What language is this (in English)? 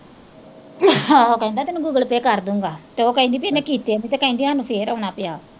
Punjabi